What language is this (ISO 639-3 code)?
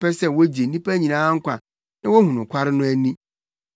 aka